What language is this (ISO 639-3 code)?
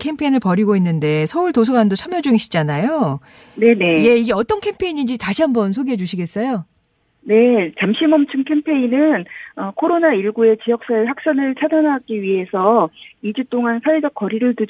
kor